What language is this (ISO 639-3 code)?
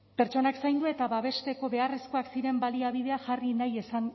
eus